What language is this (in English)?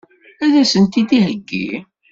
Kabyle